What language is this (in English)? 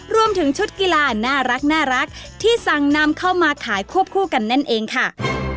Thai